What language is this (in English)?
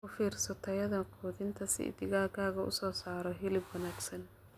Somali